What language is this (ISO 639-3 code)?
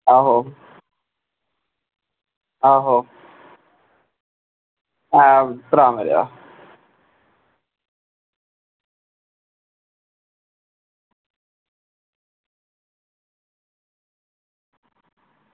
doi